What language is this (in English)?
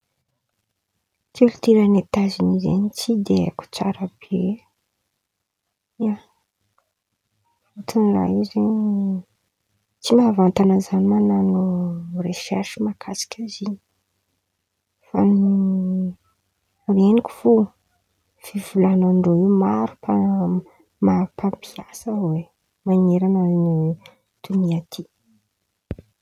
Antankarana Malagasy